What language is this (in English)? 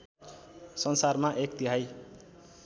Nepali